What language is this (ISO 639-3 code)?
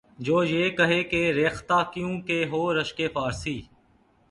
urd